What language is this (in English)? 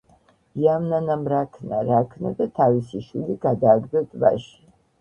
Georgian